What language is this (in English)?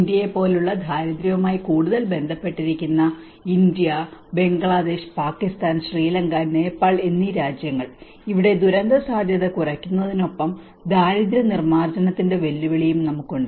Malayalam